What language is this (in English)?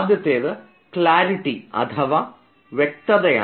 Malayalam